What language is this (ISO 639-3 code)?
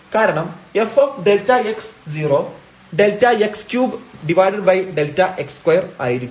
mal